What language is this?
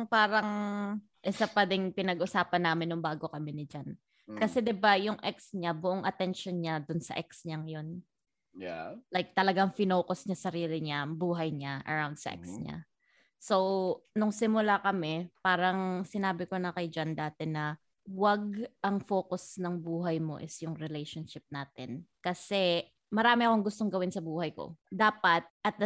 Filipino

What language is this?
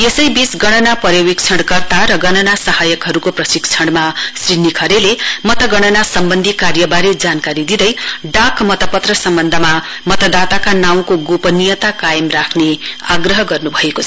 Nepali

